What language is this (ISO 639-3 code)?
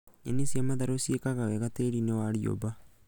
kik